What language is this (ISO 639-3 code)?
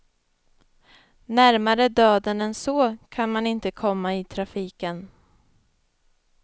swe